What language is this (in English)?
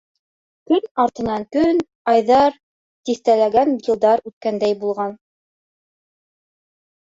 Bashkir